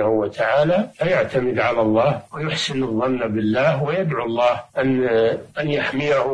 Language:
Arabic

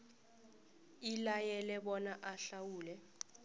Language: South Ndebele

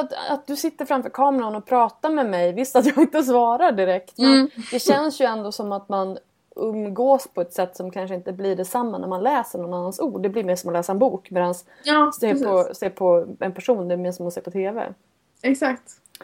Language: Swedish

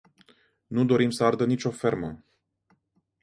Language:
Romanian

